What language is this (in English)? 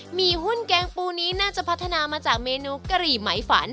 Thai